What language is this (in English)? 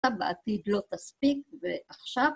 Hebrew